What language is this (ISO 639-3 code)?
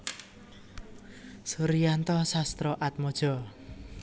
jav